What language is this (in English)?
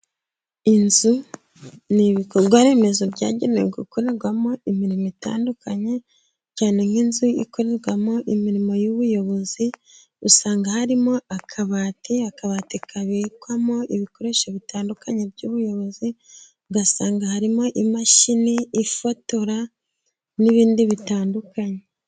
Kinyarwanda